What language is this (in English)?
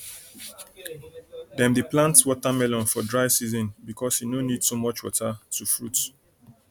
Nigerian Pidgin